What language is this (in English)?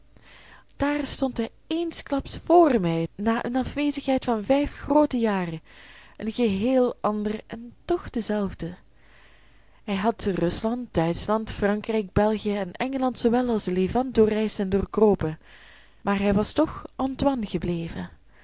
Dutch